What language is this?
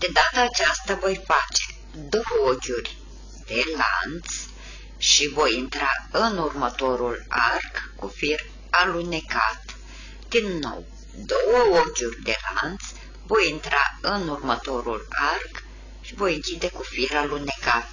Romanian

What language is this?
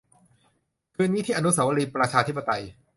Thai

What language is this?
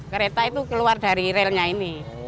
Indonesian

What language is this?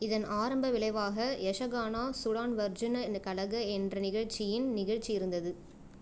Tamil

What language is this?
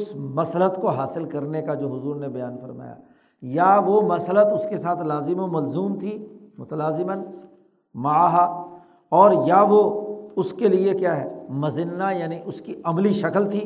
Urdu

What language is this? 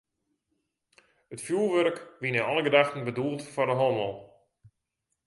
Western Frisian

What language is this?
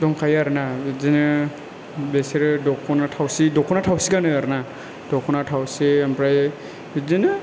Bodo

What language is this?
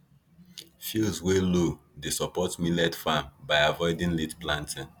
Nigerian Pidgin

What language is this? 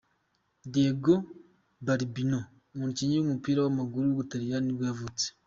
Kinyarwanda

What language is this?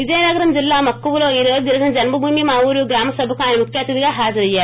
Telugu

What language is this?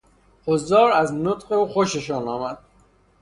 Persian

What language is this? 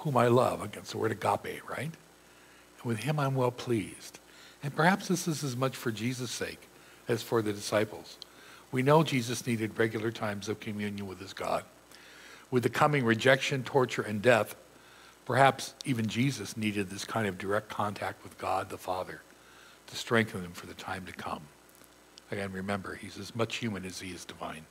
English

